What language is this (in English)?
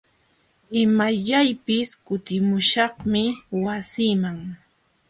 Jauja Wanca Quechua